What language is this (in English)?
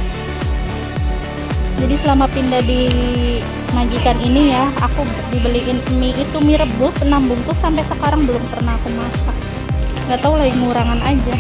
Indonesian